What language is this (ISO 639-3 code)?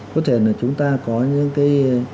vie